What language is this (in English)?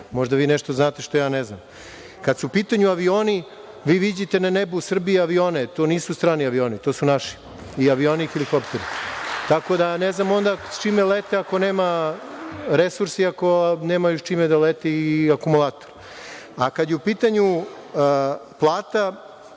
Serbian